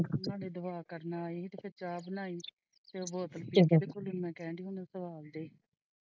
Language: Punjabi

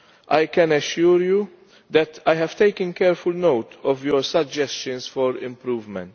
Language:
English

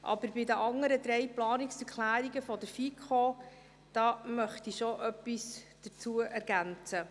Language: Swiss German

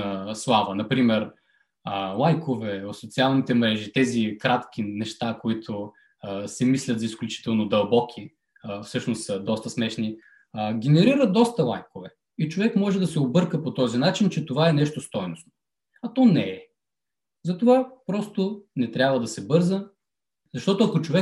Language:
Bulgarian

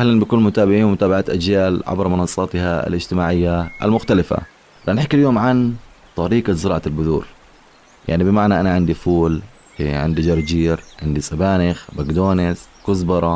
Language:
Arabic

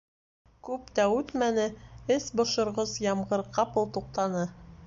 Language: Bashkir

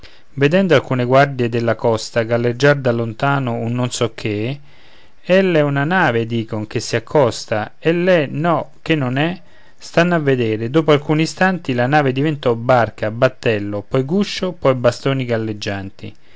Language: Italian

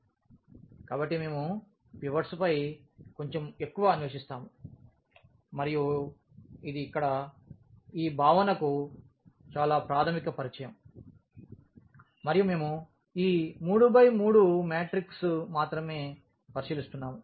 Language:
Telugu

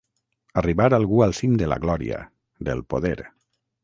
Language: Catalan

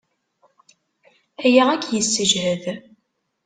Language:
Kabyle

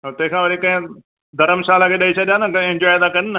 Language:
Sindhi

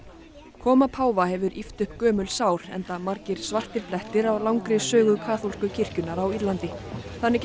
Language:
Icelandic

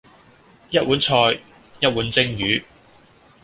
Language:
Cantonese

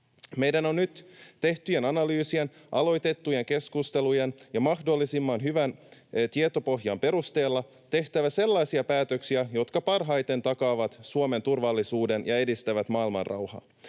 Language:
Finnish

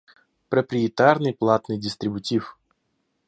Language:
Russian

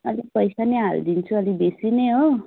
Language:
Nepali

